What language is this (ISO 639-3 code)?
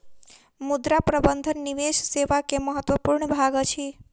mai